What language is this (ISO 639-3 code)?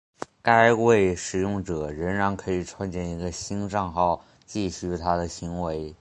zho